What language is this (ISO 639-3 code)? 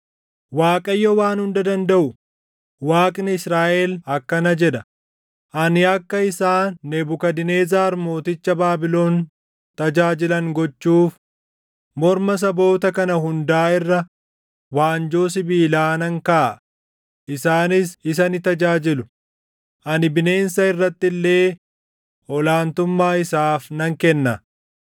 orm